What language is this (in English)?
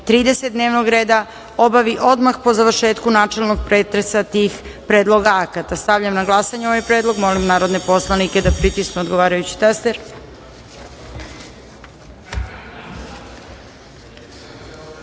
Serbian